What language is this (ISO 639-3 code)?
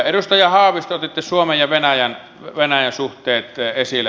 fin